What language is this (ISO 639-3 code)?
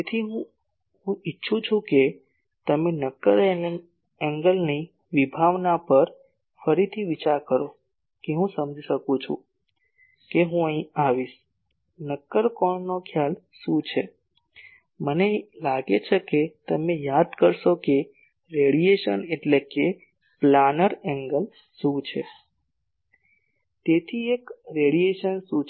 guj